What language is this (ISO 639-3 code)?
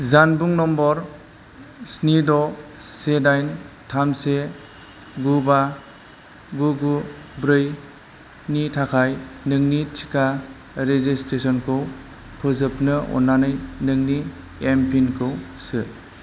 brx